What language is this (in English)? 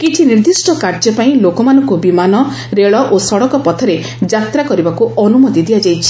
Odia